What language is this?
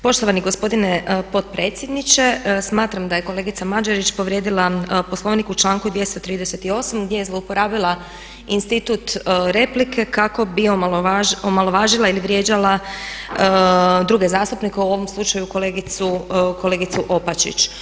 Croatian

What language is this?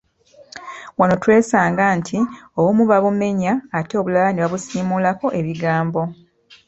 Ganda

